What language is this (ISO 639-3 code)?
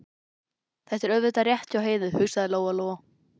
isl